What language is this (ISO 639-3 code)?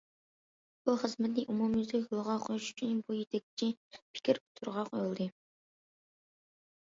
uig